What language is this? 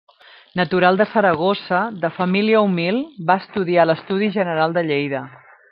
Catalan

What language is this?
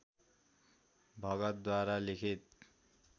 Nepali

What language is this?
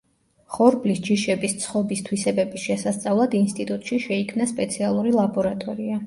Georgian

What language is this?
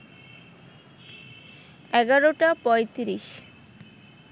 Bangla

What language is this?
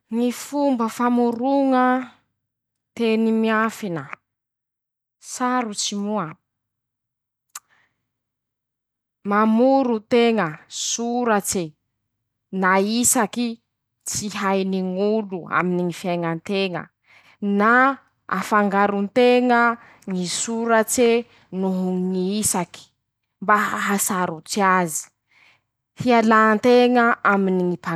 Masikoro Malagasy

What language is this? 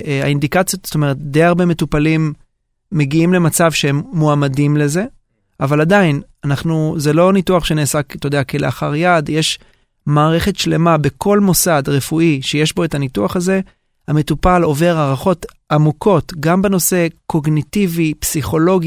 Hebrew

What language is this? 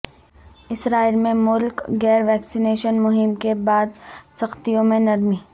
Urdu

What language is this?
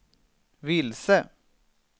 Swedish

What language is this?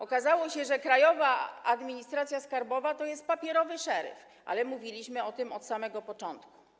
Polish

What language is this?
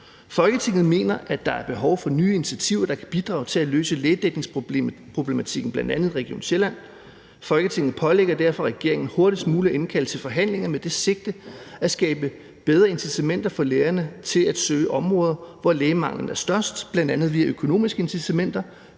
Danish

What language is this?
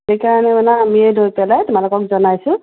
Assamese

